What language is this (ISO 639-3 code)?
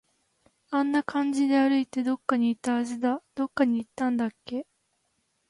jpn